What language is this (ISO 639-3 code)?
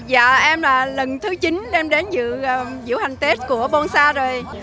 vie